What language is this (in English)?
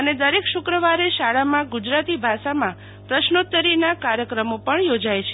Gujarati